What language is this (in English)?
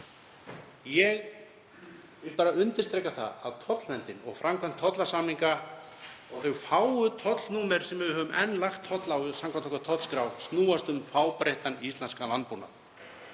Icelandic